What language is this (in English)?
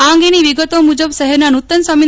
Gujarati